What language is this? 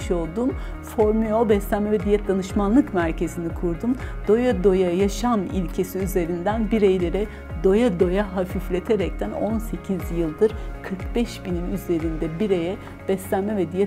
Turkish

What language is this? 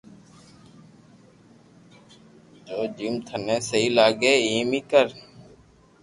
Loarki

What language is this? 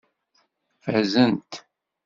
Kabyle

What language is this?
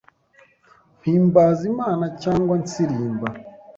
Kinyarwanda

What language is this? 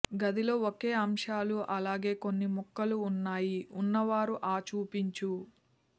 Telugu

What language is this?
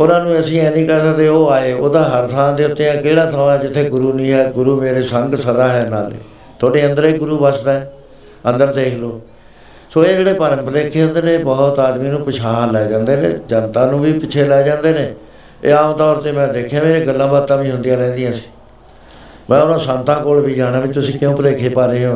Punjabi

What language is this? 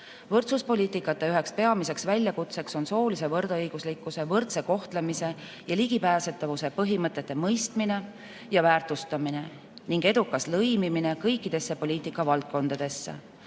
Estonian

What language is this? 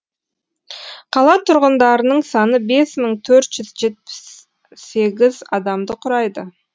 Kazakh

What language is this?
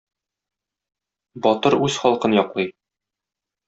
Tatar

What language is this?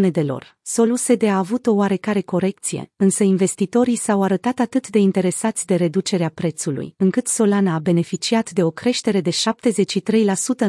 Romanian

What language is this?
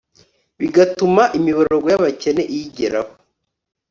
Kinyarwanda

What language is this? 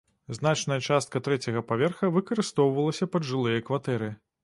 Belarusian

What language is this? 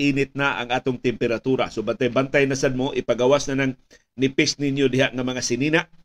Filipino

